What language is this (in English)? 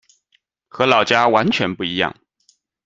Chinese